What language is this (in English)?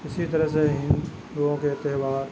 Urdu